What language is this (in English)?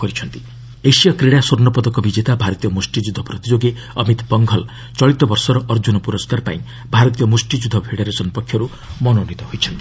Odia